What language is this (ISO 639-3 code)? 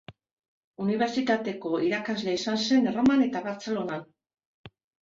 eus